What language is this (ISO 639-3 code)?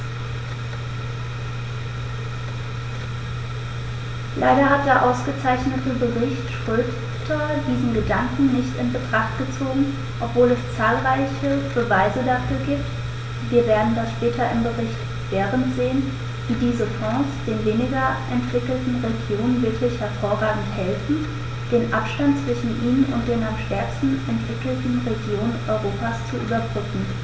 deu